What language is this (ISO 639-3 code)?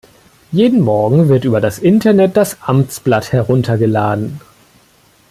deu